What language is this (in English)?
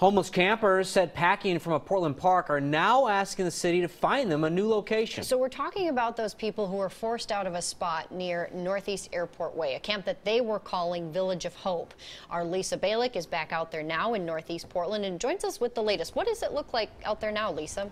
English